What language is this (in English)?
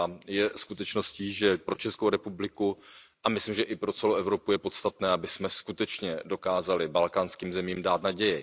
Czech